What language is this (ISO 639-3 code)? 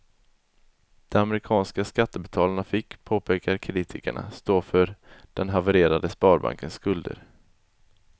swe